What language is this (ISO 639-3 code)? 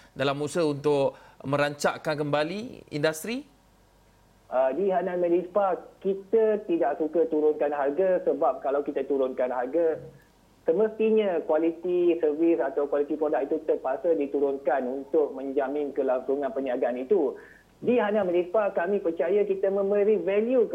msa